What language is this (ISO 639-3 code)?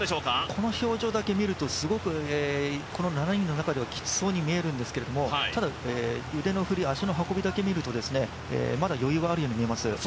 jpn